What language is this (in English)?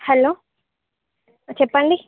Telugu